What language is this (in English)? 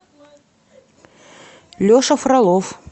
Russian